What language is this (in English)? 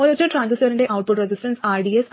Malayalam